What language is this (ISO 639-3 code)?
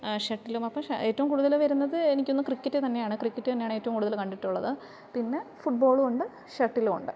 mal